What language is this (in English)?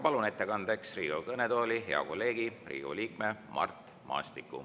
Estonian